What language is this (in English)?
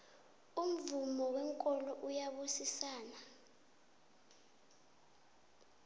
South Ndebele